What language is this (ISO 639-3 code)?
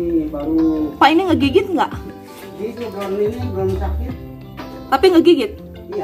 ind